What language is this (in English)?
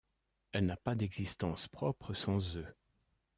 French